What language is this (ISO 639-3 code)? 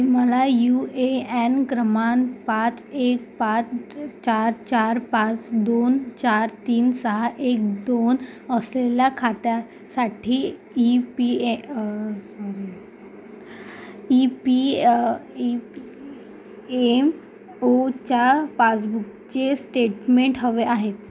mar